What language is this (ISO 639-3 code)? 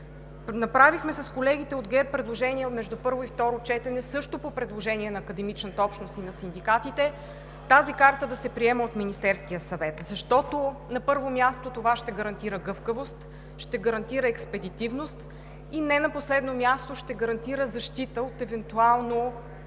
bul